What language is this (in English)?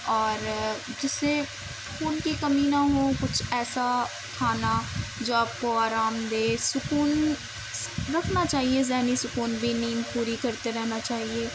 Urdu